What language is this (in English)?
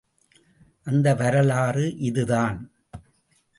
Tamil